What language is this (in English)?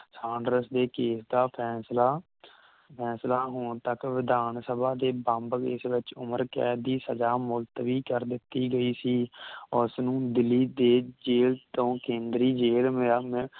Punjabi